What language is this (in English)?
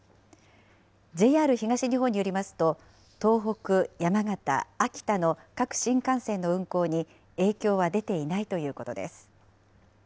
Japanese